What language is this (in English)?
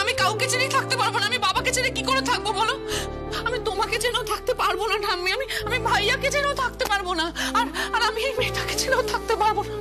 Bangla